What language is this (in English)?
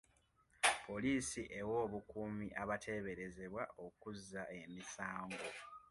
Ganda